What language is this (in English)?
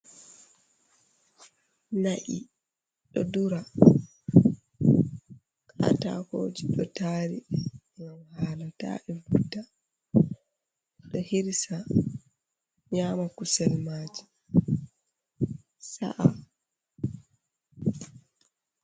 Fula